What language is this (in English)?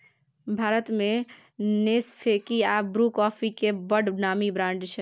Maithili